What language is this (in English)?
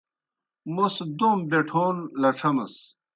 Kohistani Shina